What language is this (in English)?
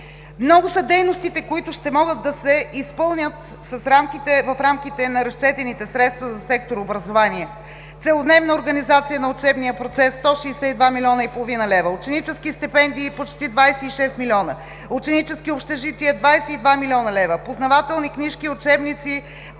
Bulgarian